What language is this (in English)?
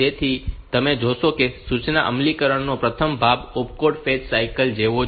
Gujarati